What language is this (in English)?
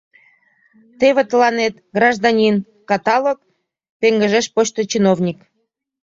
Mari